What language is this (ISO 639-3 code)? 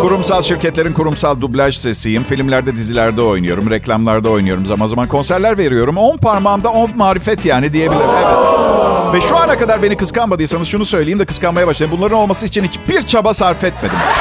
tur